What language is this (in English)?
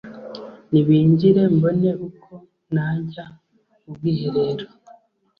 Kinyarwanda